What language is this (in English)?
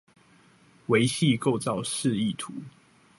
Chinese